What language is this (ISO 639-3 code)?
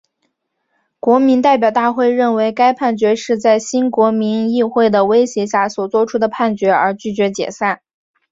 zho